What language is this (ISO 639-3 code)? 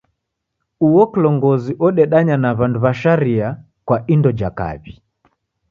dav